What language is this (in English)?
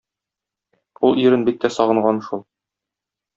Tatar